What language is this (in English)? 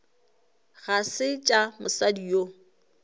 Northern Sotho